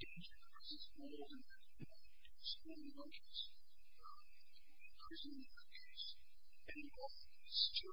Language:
English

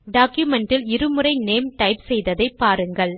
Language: Tamil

